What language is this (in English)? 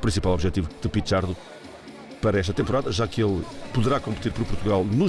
Portuguese